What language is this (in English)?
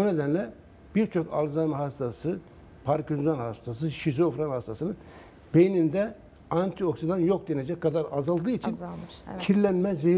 Turkish